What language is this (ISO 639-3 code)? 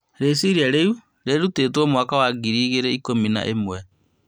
kik